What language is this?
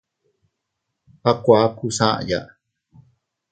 Teutila Cuicatec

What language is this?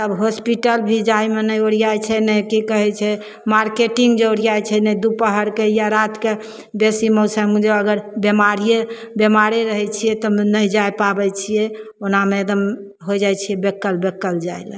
Maithili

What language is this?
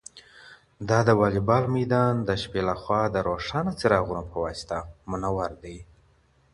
Pashto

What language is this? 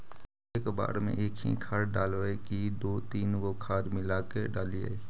Magahi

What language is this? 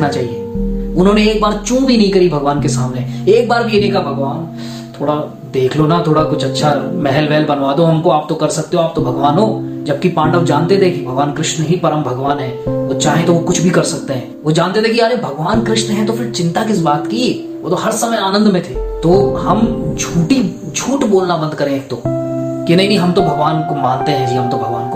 Hindi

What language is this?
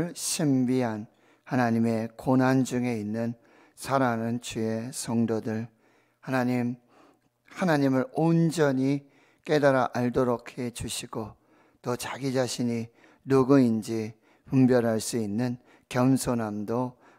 Korean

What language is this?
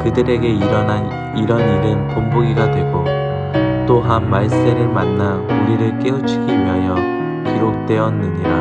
Korean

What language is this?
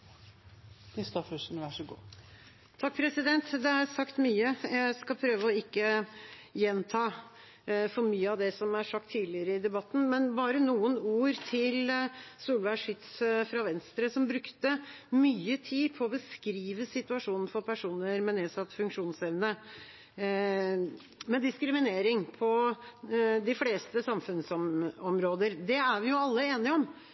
Norwegian Bokmål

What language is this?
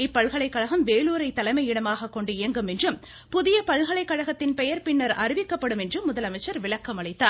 Tamil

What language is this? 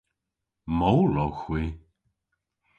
Cornish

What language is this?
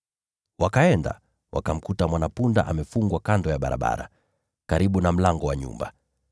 Swahili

